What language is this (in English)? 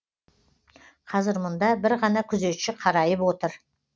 Kazakh